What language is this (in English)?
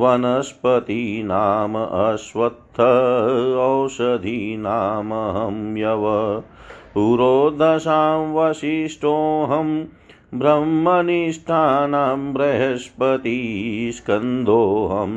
Hindi